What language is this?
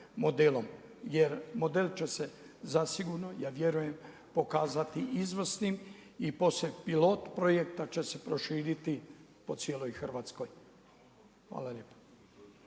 Croatian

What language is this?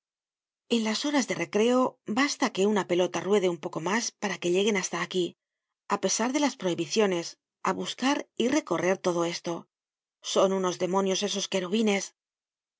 Spanish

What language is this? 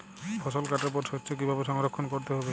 Bangla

